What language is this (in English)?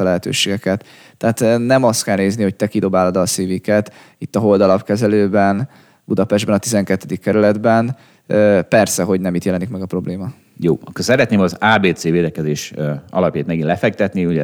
Hungarian